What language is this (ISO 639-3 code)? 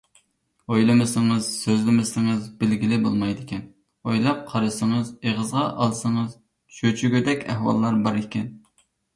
uig